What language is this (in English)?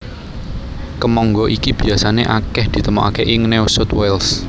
Javanese